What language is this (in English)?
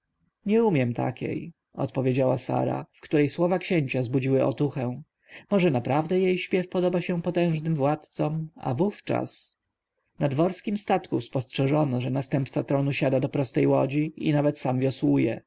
Polish